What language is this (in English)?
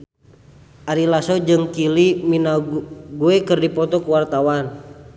Sundanese